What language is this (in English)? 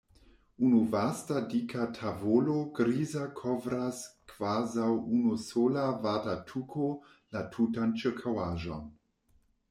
Esperanto